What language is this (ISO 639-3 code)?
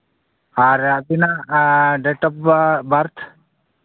sat